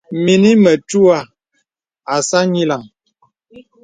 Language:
Bebele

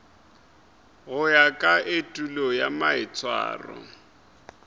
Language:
Northern Sotho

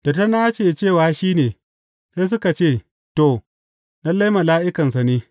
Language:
Hausa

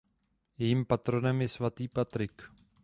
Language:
Czech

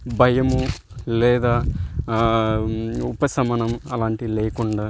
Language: Telugu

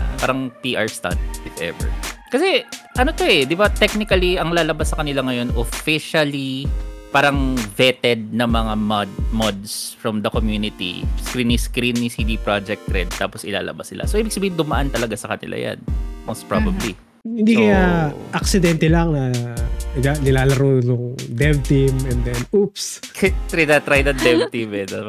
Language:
Filipino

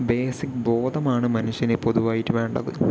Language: Malayalam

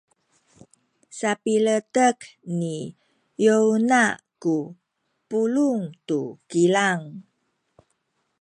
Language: Sakizaya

